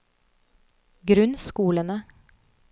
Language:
Norwegian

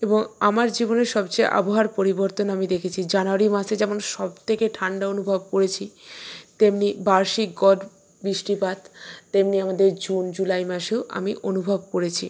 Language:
Bangla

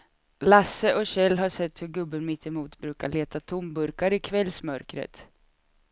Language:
Swedish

